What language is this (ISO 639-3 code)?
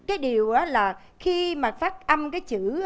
vie